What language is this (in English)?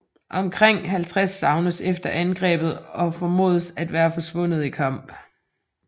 Danish